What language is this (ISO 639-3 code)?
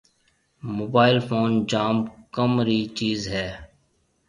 mve